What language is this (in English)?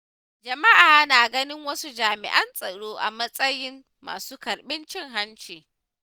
Hausa